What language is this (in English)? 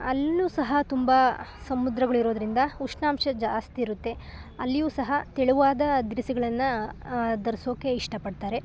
Kannada